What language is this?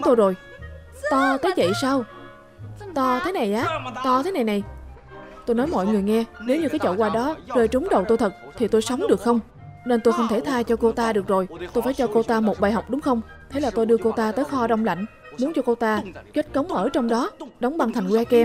Vietnamese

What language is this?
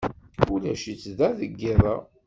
Kabyle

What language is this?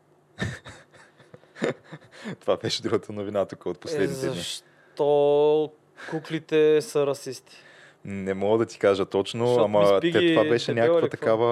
Bulgarian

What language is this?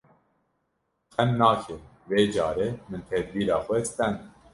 Kurdish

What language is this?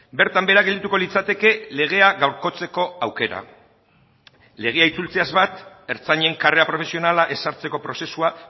Basque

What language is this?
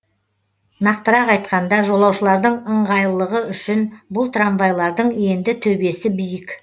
Kazakh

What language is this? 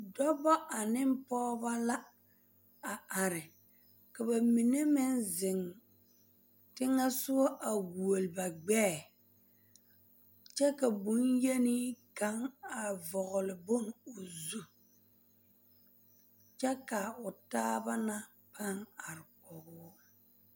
Southern Dagaare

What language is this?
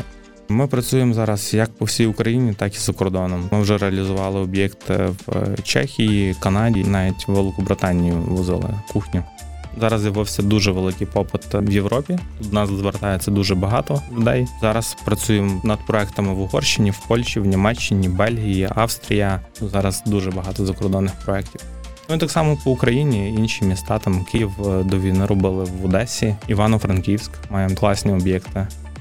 Ukrainian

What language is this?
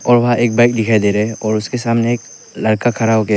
Hindi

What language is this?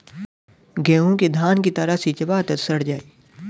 Bhojpuri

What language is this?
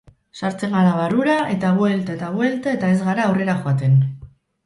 Basque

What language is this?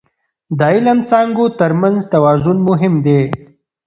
Pashto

